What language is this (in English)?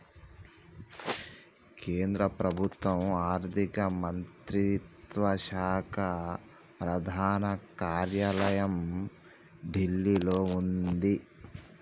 Telugu